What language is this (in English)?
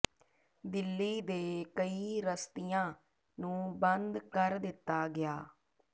Punjabi